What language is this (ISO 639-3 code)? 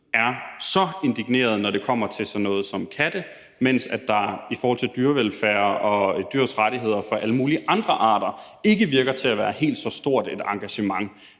dan